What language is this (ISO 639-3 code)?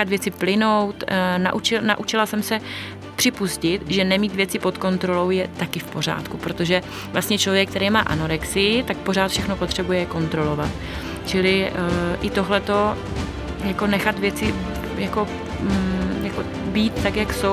ces